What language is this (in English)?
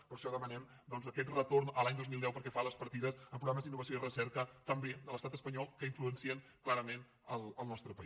Catalan